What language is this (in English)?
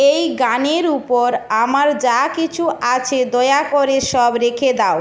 Bangla